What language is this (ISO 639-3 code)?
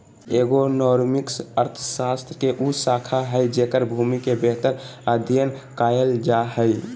mag